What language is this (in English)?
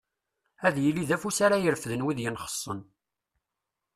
Kabyle